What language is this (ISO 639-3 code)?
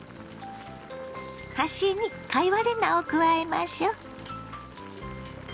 jpn